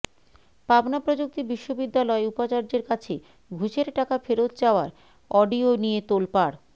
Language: Bangla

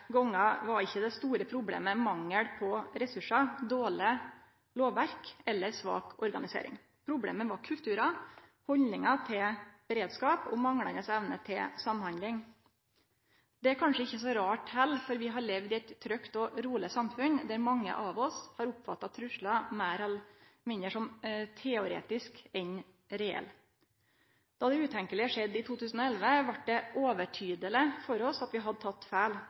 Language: Norwegian Nynorsk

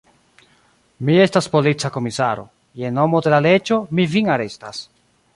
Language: Esperanto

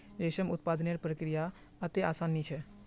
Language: Magahi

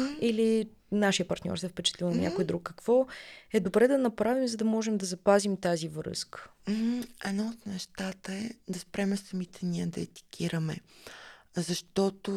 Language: Bulgarian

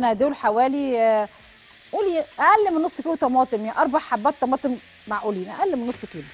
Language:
Arabic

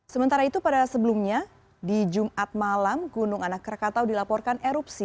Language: Indonesian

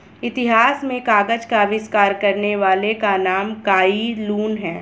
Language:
Hindi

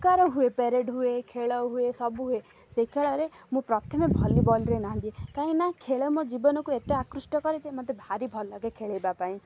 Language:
Odia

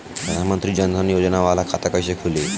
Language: Bhojpuri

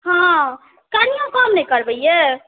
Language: Maithili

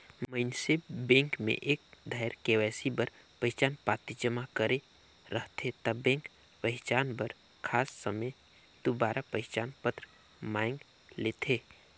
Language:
Chhattisgarhi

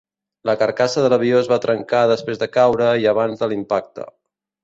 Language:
Catalan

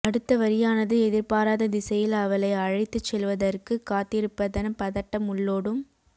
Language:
Tamil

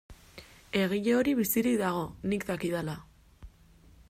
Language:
Basque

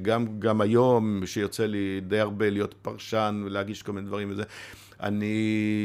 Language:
Hebrew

